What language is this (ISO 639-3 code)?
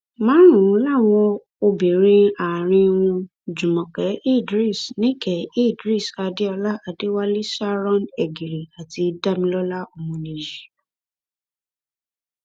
yor